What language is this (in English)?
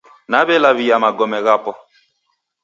Taita